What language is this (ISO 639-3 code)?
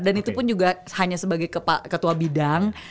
ind